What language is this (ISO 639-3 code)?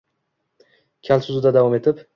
uzb